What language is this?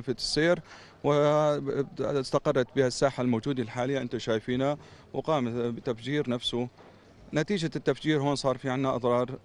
Arabic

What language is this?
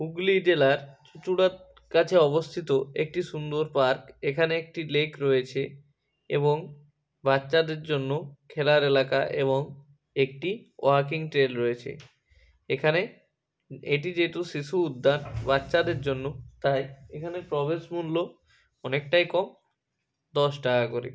Bangla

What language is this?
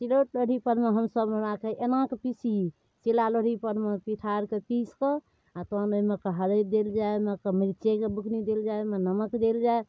Maithili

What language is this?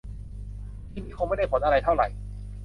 Thai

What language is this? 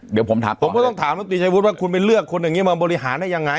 Thai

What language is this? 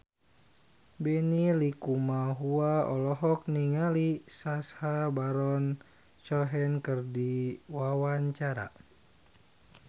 Sundanese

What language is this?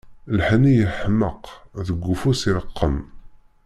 Kabyle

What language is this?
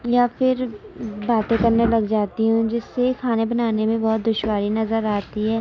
Urdu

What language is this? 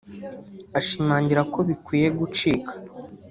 Kinyarwanda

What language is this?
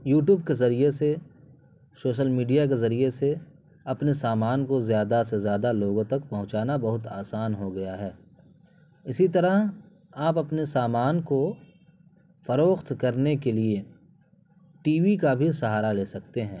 Urdu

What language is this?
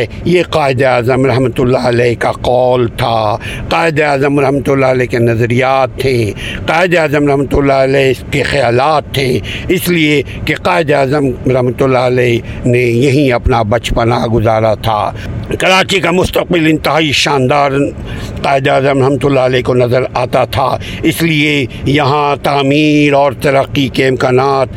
Urdu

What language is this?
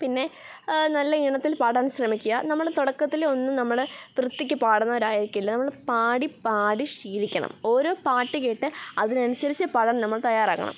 Malayalam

